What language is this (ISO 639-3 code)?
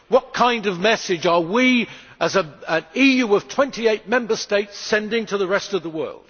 eng